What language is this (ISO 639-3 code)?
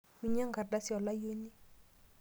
mas